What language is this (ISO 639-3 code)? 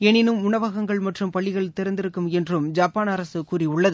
tam